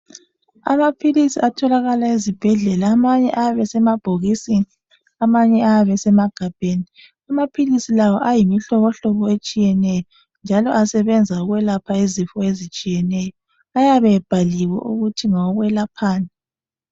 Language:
North Ndebele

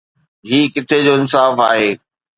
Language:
Sindhi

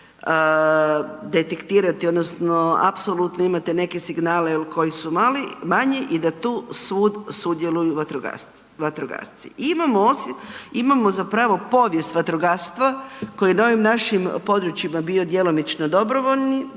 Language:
Croatian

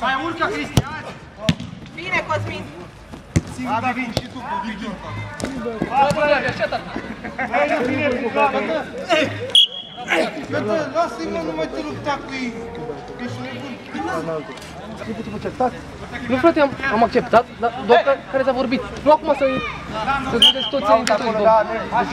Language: Romanian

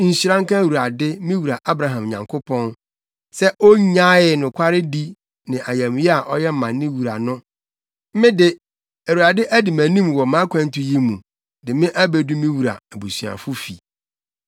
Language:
Akan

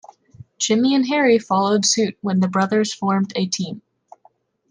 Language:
English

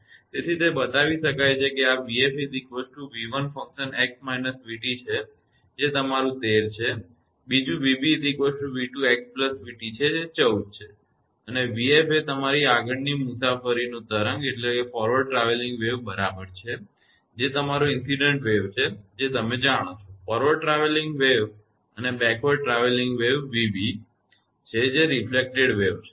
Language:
Gujarati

